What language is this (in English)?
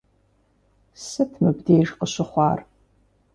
Kabardian